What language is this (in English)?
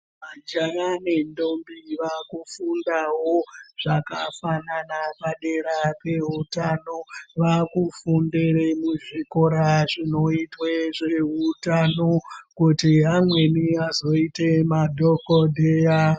Ndau